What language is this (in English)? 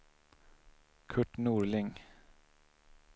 Swedish